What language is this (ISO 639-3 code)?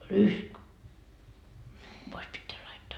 fin